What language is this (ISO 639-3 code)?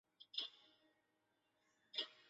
zho